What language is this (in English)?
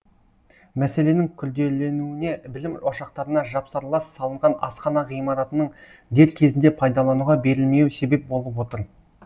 Kazakh